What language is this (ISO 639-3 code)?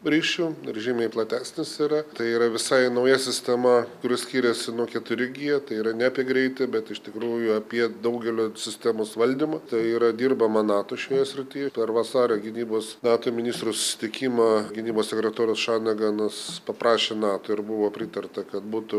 lit